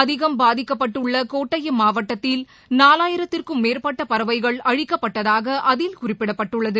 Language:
Tamil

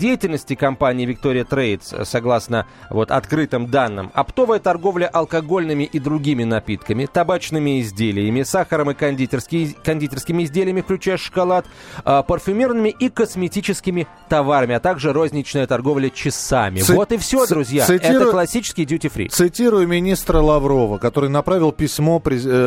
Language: Russian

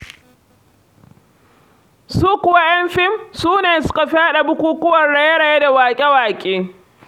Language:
Hausa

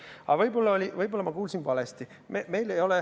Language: Estonian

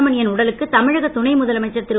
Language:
Tamil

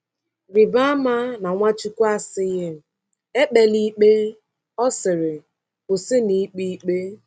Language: Igbo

